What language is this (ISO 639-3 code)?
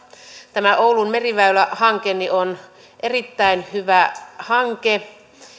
fin